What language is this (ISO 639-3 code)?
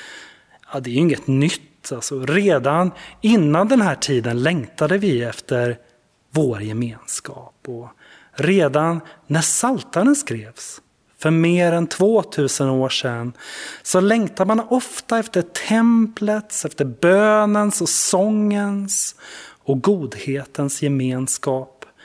swe